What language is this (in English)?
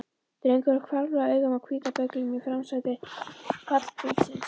Icelandic